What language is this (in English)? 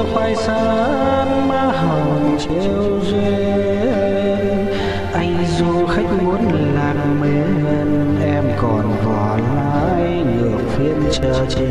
Vietnamese